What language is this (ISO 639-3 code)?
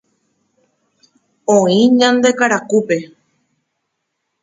grn